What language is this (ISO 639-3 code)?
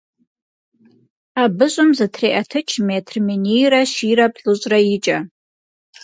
kbd